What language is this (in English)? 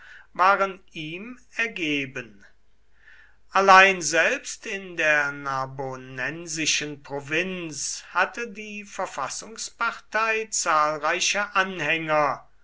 German